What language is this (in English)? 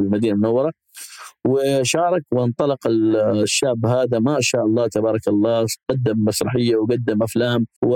Arabic